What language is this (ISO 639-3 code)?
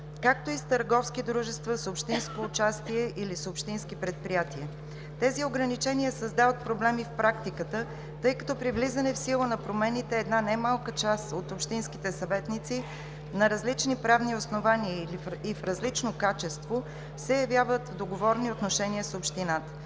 bul